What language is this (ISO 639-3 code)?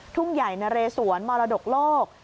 tha